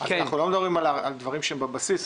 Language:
Hebrew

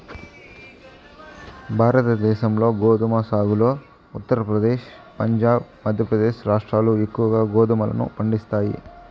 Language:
Telugu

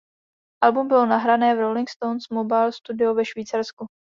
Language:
Czech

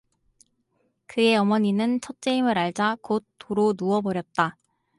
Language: Korean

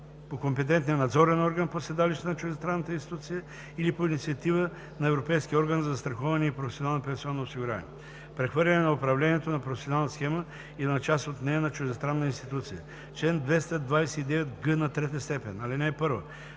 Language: Bulgarian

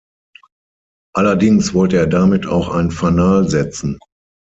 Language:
German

